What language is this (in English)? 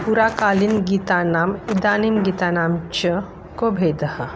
Sanskrit